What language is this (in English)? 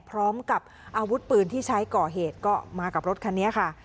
Thai